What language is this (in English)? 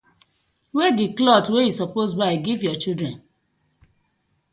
Nigerian Pidgin